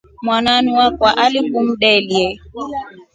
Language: Rombo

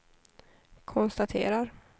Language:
Swedish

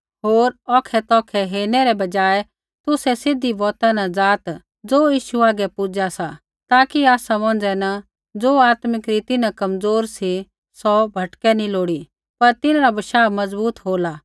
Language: Kullu Pahari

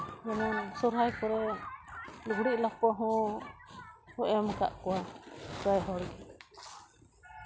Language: Santali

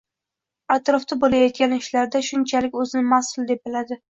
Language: Uzbek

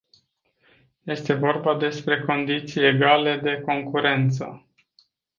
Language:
Romanian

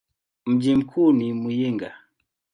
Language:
Swahili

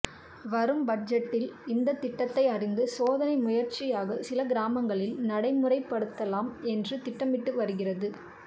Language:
Tamil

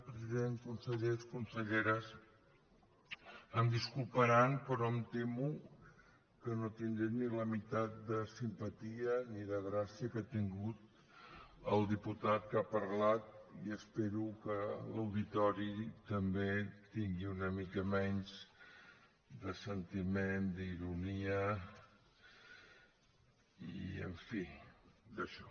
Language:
Catalan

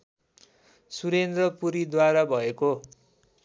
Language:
Nepali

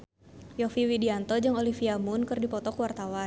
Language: Sundanese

